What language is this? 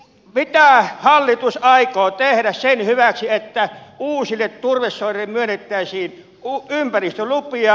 Finnish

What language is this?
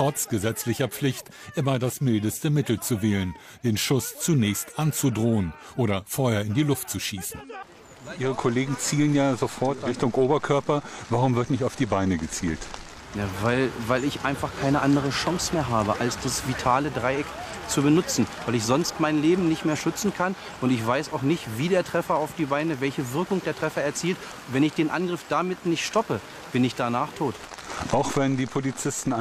German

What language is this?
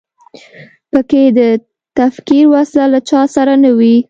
Pashto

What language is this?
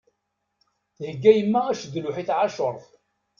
Kabyle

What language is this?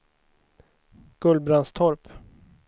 Swedish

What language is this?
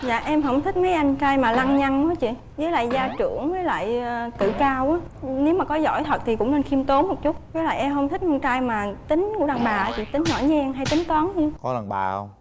Vietnamese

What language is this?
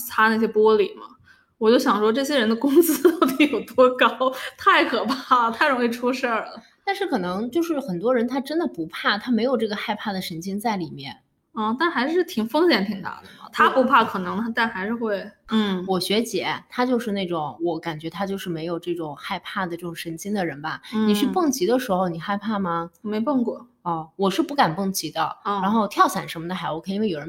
Chinese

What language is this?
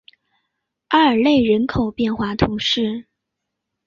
Chinese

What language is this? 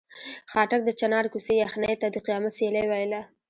Pashto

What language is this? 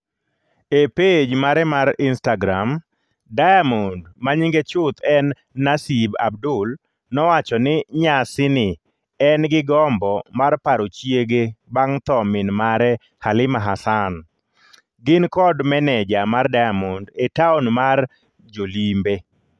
Luo (Kenya and Tanzania)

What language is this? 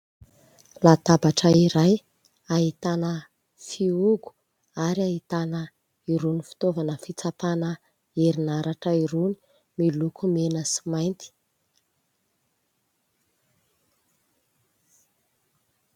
Malagasy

